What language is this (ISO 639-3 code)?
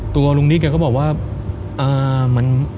tha